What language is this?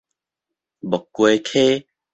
Min Nan Chinese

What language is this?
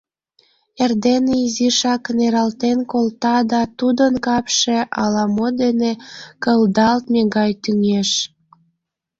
Mari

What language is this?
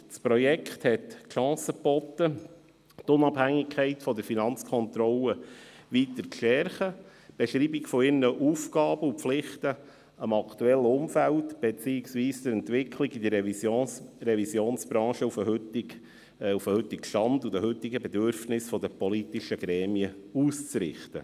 Swiss German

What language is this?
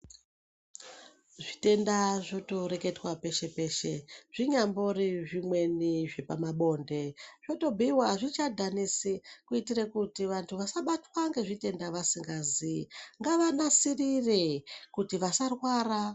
Ndau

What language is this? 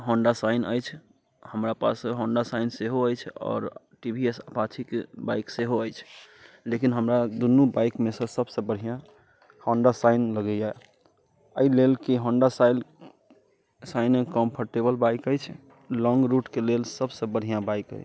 Maithili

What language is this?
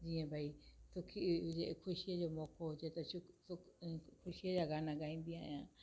Sindhi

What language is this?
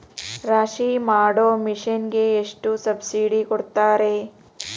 Kannada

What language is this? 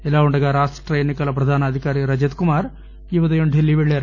Telugu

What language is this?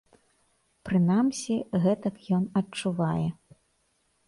Belarusian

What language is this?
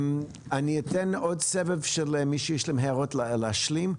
Hebrew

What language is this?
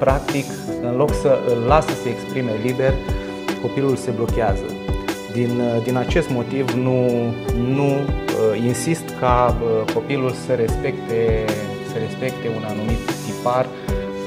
Romanian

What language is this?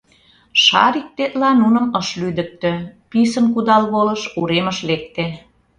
Mari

